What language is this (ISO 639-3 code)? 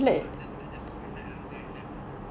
eng